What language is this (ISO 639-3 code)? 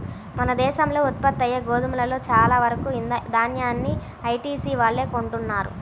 tel